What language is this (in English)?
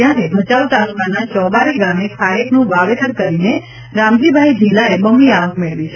Gujarati